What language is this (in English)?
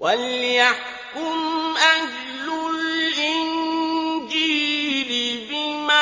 Arabic